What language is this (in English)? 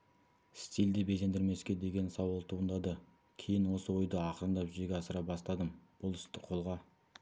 Kazakh